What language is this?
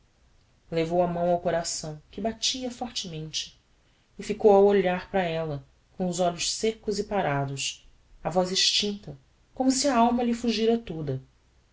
Portuguese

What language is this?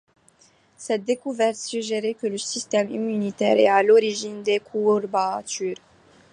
French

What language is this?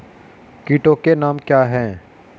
Hindi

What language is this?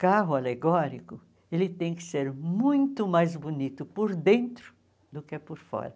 Portuguese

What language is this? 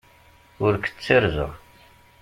Kabyle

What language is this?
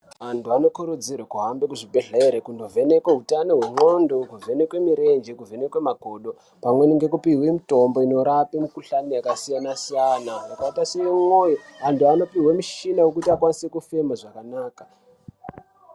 Ndau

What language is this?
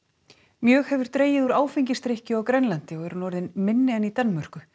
Icelandic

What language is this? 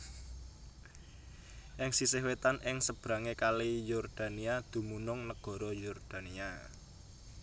Javanese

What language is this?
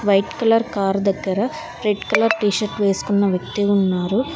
Telugu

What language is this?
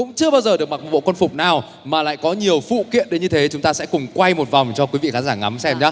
Vietnamese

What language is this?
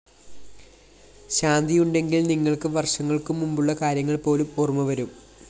Malayalam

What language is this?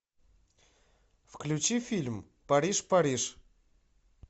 Russian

